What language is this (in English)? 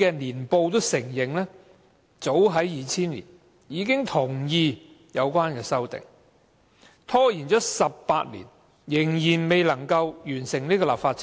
Cantonese